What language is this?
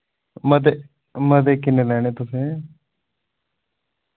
Dogri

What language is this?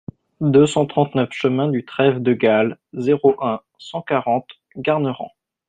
French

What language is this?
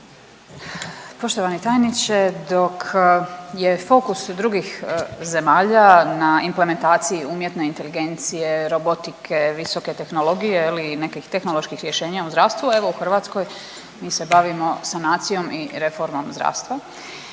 Croatian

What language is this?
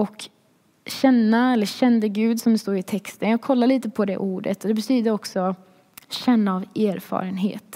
Swedish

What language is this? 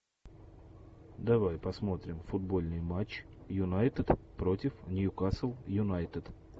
Russian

